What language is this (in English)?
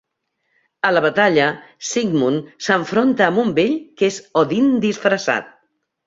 Catalan